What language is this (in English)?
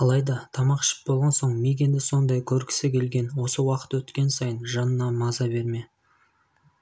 Kazakh